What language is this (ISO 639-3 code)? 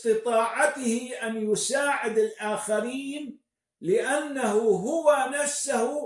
ara